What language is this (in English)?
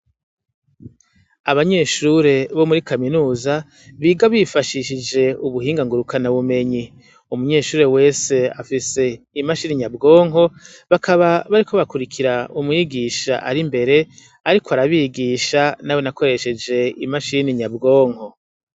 Rundi